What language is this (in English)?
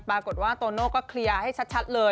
Thai